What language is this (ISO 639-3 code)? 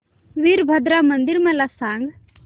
mar